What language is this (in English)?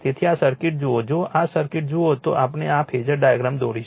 Gujarati